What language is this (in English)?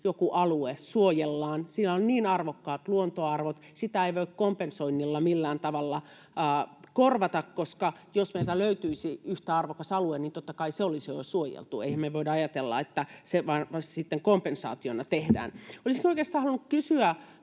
Finnish